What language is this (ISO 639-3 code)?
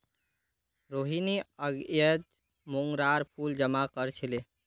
mag